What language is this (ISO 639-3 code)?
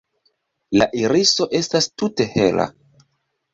epo